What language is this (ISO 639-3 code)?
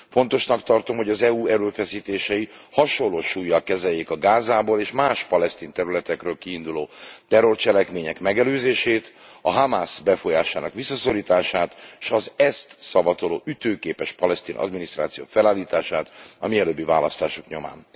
hun